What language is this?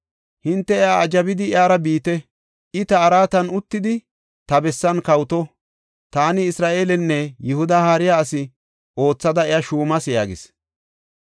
Gofa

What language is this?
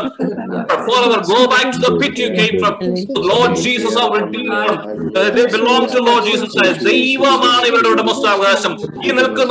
Malayalam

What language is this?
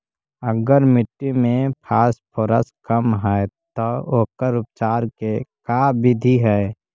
Magahi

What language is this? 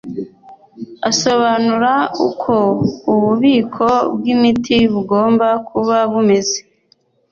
Kinyarwanda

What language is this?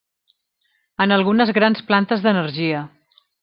Catalan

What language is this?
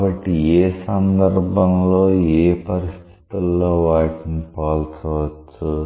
Telugu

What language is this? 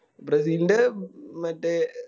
Malayalam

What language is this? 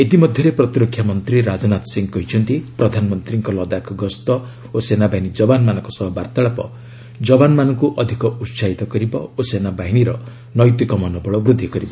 Odia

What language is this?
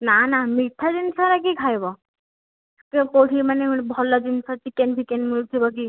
Odia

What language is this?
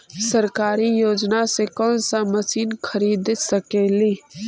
Magahi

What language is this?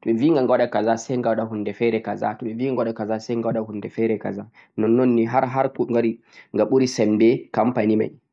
Central-Eastern Niger Fulfulde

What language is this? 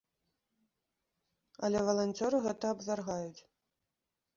Belarusian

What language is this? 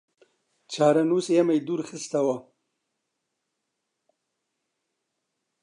Central Kurdish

